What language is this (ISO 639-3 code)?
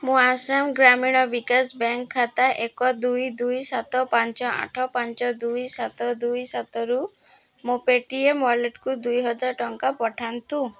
ori